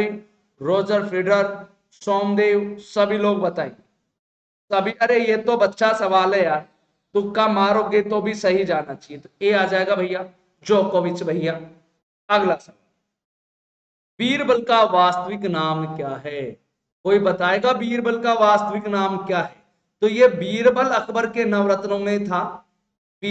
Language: Hindi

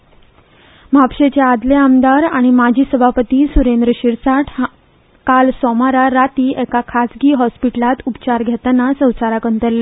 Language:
Konkani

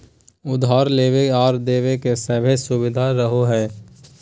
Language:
Magahi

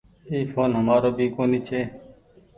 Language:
Goaria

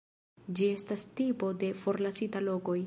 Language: Esperanto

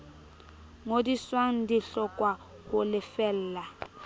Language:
Southern Sotho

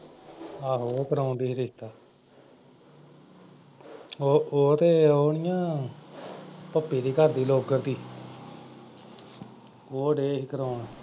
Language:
Punjabi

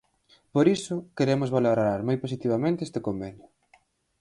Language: Galician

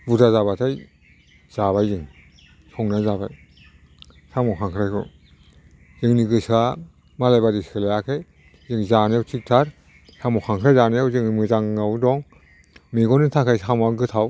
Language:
Bodo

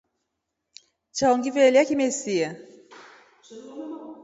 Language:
Rombo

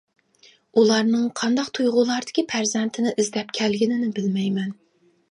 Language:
Uyghur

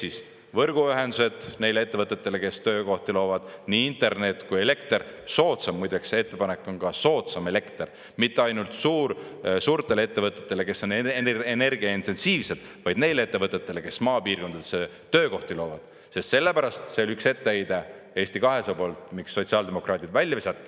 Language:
Estonian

